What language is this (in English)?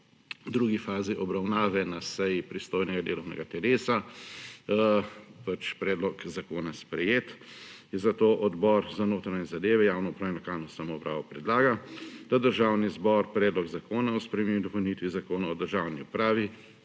Slovenian